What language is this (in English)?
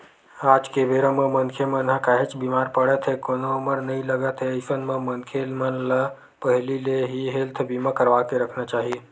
Chhattisgarhi